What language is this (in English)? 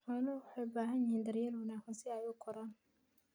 Somali